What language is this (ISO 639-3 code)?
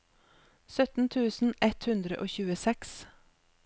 nor